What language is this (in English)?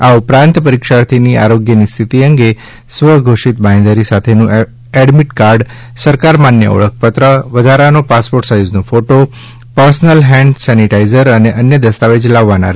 Gujarati